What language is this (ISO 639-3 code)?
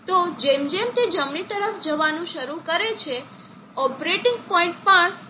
guj